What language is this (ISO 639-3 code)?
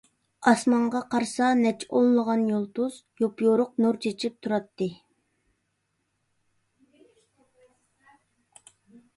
uig